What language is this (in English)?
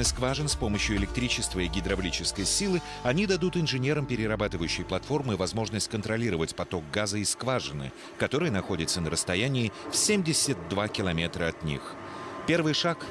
Russian